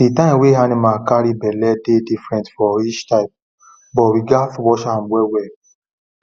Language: Nigerian Pidgin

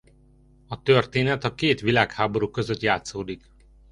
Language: Hungarian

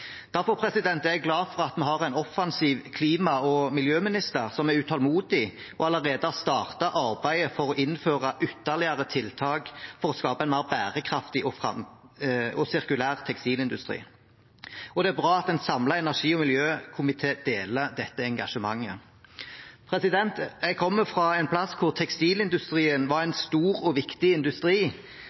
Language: Norwegian Bokmål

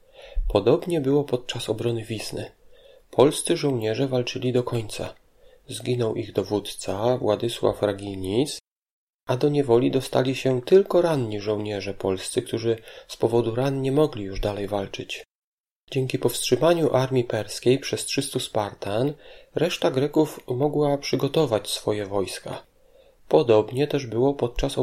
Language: Polish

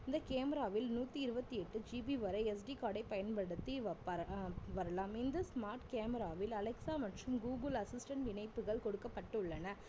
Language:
Tamil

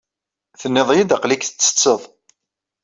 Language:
Kabyle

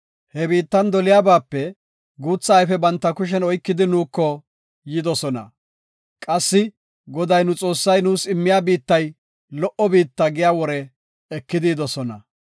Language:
Gofa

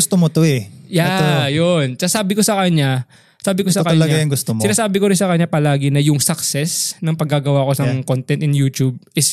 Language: Filipino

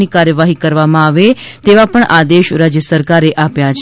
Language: Gujarati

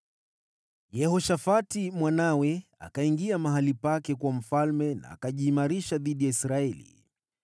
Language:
Swahili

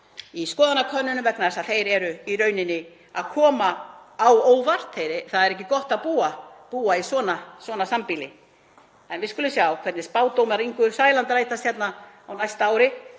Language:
Icelandic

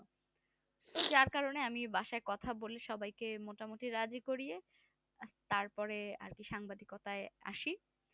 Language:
Bangla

